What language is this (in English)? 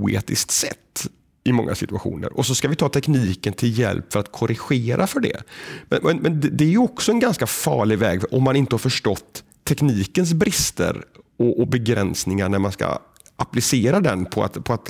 Swedish